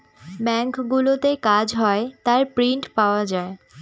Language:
Bangla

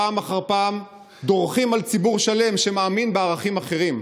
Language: Hebrew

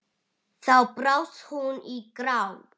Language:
Icelandic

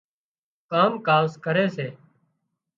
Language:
Wadiyara Koli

